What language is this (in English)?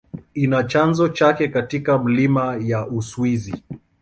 Swahili